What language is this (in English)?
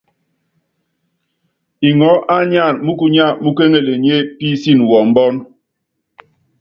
Yangben